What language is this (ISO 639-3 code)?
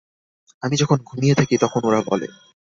ben